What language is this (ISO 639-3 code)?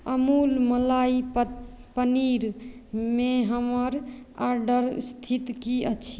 mai